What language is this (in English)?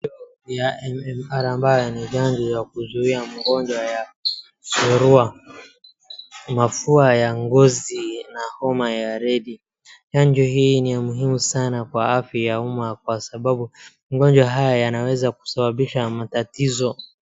Swahili